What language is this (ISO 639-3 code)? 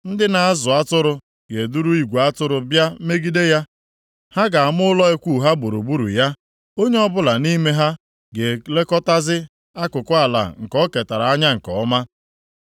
ibo